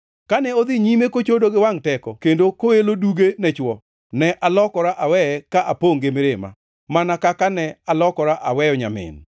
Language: Luo (Kenya and Tanzania)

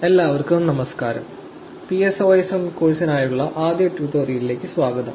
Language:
Malayalam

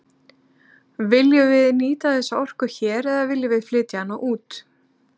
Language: Icelandic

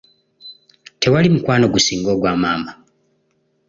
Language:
Ganda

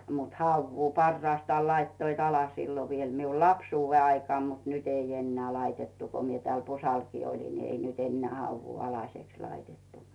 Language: Finnish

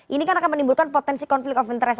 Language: Indonesian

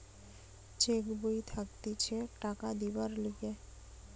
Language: Bangla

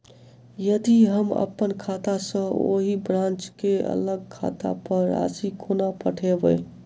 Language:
Maithili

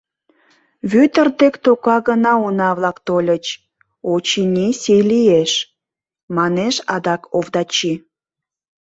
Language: Mari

